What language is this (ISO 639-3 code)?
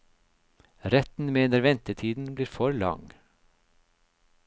nor